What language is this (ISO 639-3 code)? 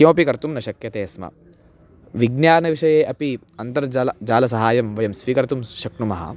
san